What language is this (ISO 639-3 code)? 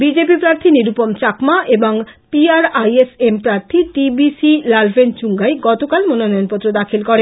ben